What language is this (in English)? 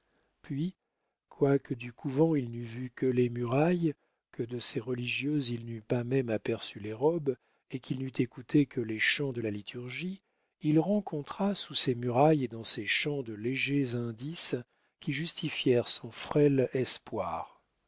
French